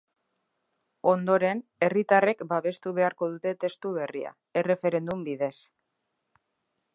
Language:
Basque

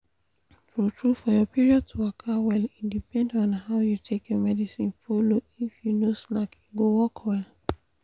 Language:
Nigerian Pidgin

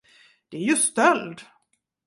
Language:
Swedish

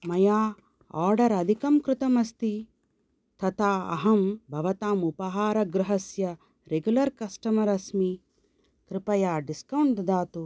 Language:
Sanskrit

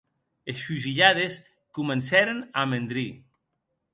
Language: Occitan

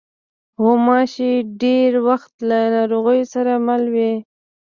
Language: Pashto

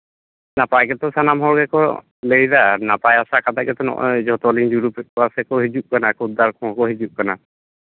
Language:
Santali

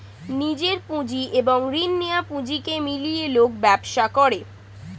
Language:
Bangla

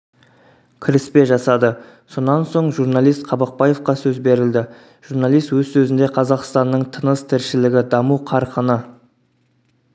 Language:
Kazakh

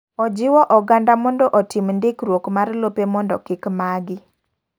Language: Luo (Kenya and Tanzania)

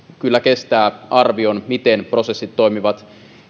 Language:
Finnish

